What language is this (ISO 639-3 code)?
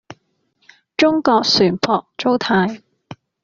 yue